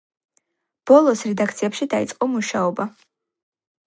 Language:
Georgian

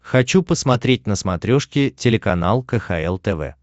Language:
Russian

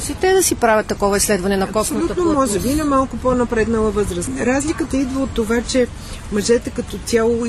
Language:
Bulgarian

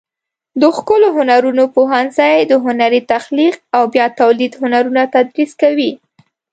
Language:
Pashto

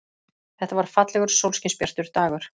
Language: Icelandic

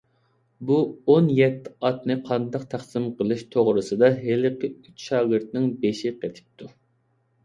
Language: Uyghur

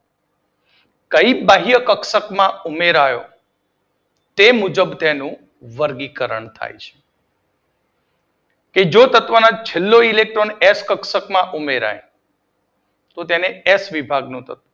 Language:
Gujarati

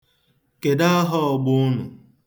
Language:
Igbo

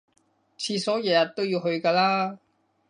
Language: Cantonese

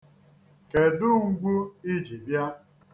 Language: Igbo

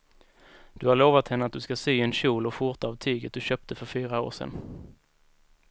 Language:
Swedish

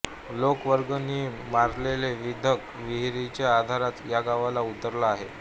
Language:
Marathi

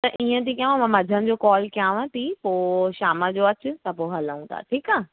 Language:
Sindhi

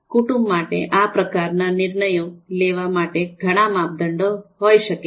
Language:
Gujarati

